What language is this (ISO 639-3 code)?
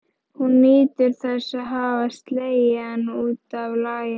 isl